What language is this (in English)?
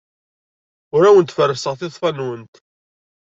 Kabyle